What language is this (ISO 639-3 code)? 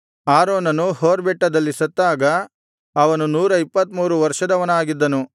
kan